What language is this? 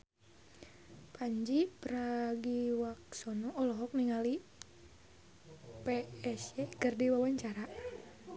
Sundanese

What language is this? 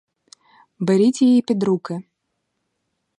Ukrainian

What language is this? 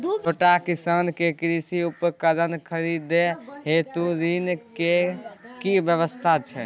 Maithili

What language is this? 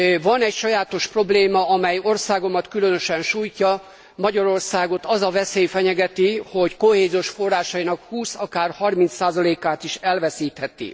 Hungarian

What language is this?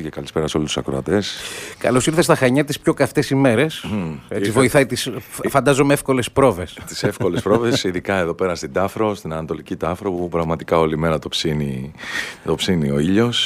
Greek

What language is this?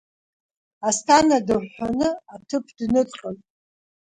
Abkhazian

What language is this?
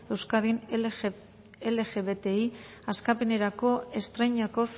Basque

